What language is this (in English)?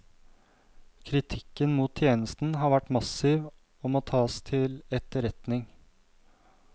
Norwegian